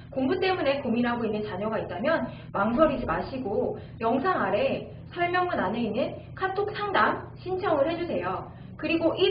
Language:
Korean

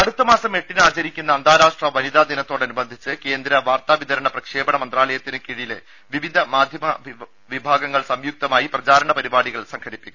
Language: Malayalam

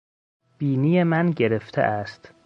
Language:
Persian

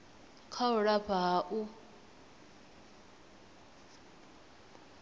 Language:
Venda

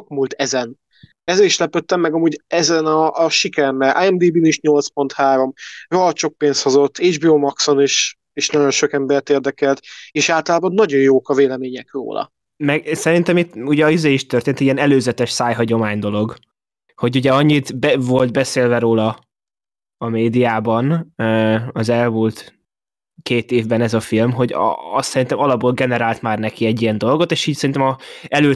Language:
Hungarian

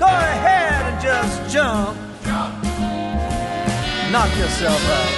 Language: Hungarian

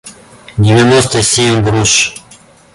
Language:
Russian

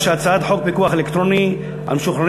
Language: Hebrew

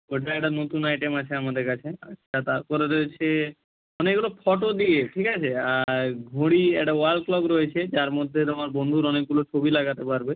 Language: Bangla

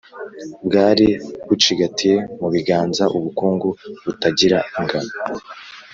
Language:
Kinyarwanda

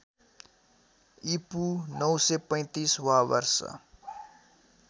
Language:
Nepali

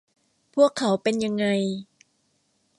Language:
Thai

